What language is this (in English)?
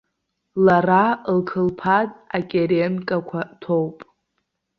Abkhazian